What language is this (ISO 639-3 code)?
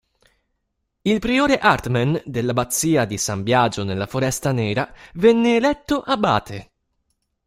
ita